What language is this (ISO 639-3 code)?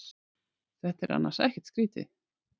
isl